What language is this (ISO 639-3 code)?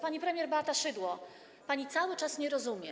pol